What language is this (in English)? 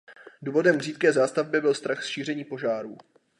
Czech